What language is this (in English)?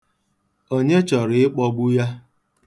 Igbo